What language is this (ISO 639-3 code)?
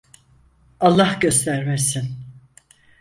tur